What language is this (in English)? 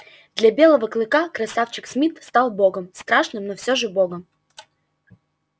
Russian